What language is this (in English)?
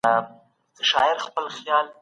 Pashto